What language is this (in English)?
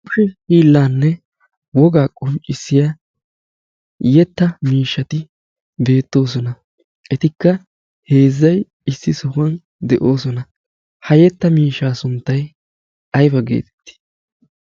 Wolaytta